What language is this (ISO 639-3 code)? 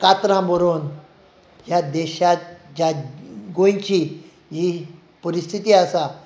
kok